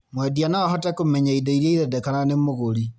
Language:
Kikuyu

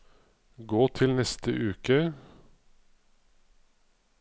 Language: Norwegian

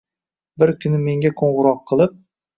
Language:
Uzbek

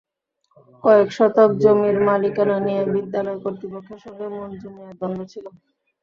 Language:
Bangla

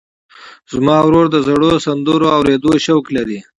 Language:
Pashto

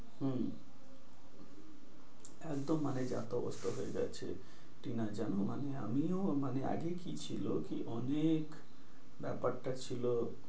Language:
Bangla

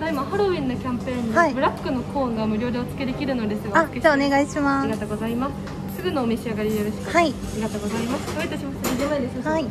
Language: Japanese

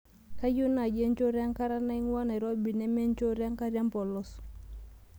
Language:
Masai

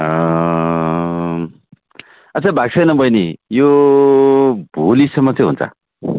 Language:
Nepali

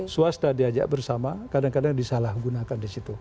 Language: Indonesian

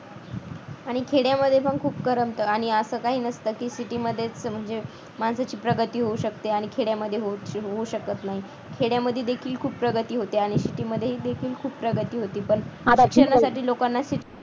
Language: Marathi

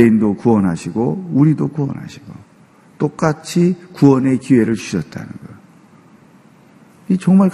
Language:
Korean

